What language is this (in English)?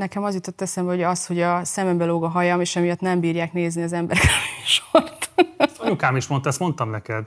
Hungarian